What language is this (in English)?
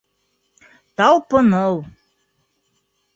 Bashkir